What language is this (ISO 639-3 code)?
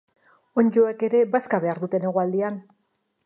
eus